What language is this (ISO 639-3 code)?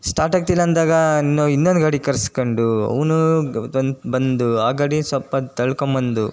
kan